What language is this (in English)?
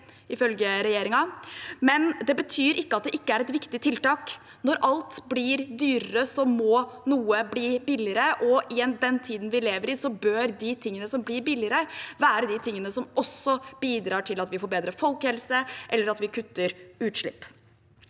Norwegian